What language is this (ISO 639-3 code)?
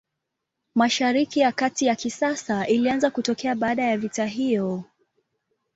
swa